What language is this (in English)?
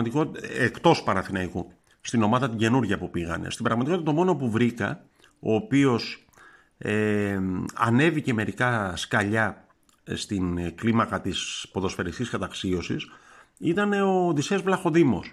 Greek